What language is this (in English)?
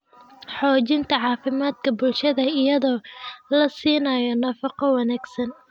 Somali